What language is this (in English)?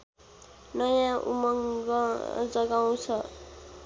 Nepali